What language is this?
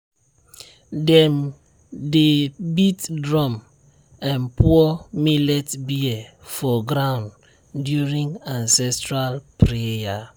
Nigerian Pidgin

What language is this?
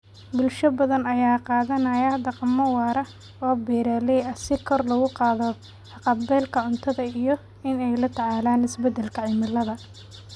Somali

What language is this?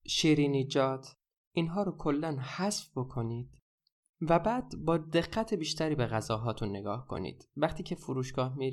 Persian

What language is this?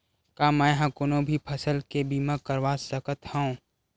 Chhattisgarhi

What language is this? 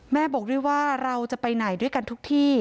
Thai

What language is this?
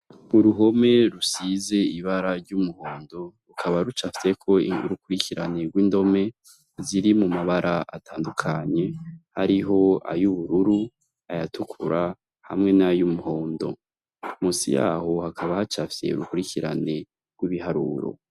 Rundi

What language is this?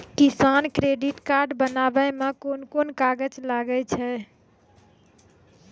Maithili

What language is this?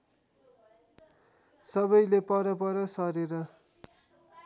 Nepali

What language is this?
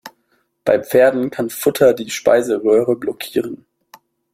German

